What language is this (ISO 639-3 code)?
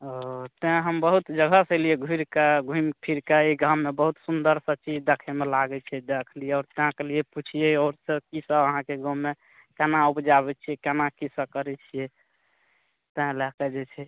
mai